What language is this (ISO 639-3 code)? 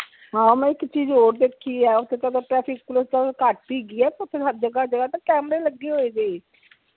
pan